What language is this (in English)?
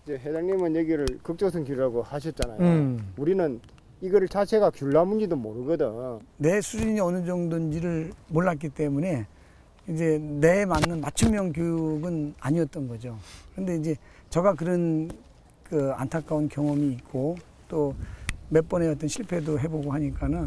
Korean